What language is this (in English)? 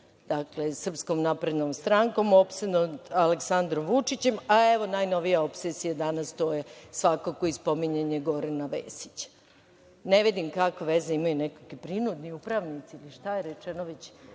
Serbian